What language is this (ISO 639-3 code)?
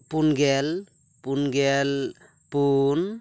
sat